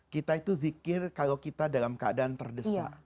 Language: Indonesian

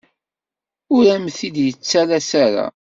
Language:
Kabyle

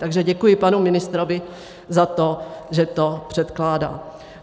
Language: Czech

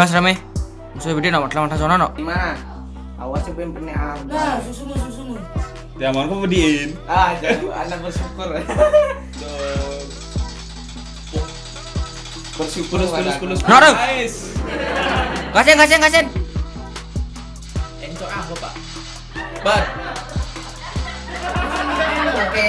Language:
Indonesian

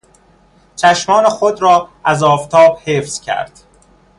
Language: Persian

